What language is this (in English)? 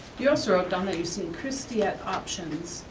English